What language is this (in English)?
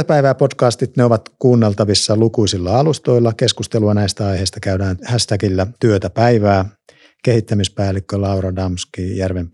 Finnish